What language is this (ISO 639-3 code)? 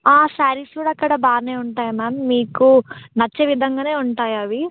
tel